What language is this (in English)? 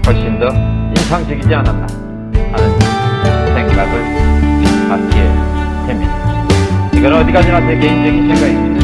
Korean